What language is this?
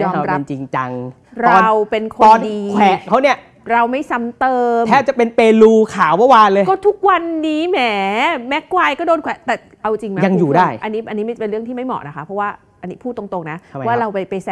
Thai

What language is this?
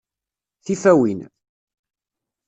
Kabyle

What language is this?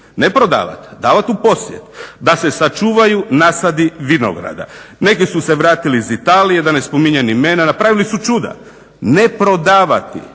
Croatian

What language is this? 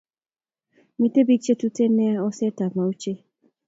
Kalenjin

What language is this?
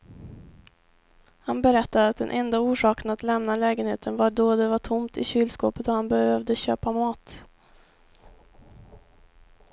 Swedish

